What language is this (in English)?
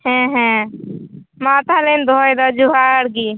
Santali